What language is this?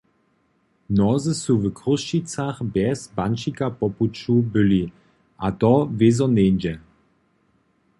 Upper Sorbian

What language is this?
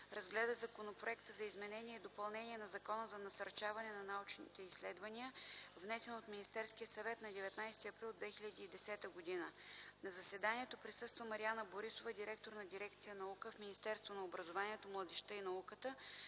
Bulgarian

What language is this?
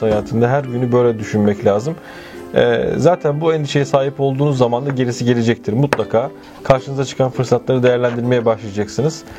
Turkish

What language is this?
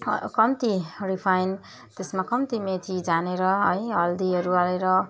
Nepali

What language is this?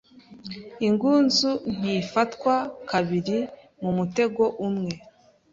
Kinyarwanda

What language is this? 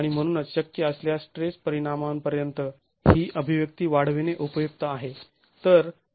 Marathi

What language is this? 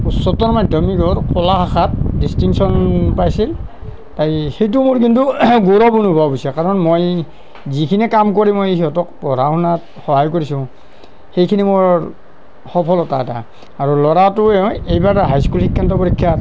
Assamese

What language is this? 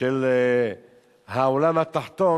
Hebrew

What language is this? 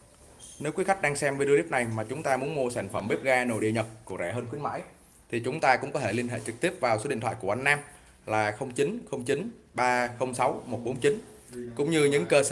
Vietnamese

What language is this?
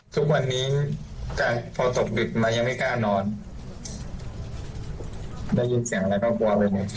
Thai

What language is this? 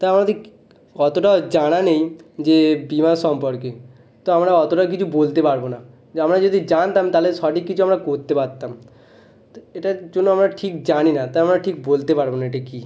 Bangla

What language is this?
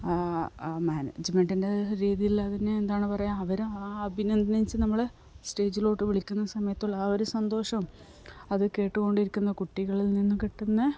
Malayalam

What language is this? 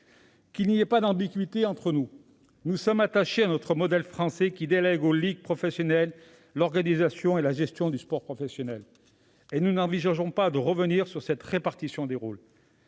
French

